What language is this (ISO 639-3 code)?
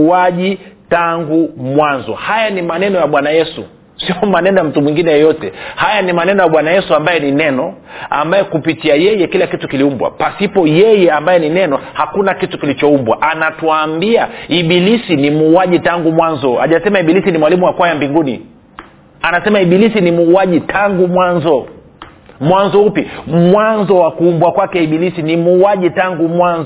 swa